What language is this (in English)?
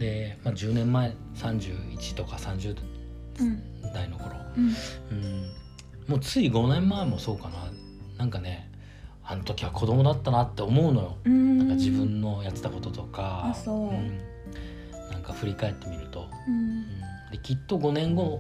Japanese